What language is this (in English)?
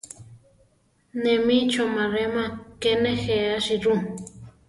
Central Tarahumara